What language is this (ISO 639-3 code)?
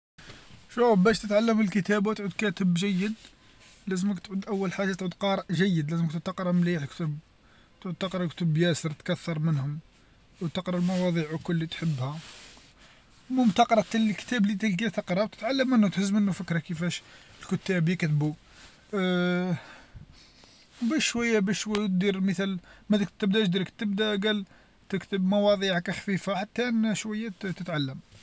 arq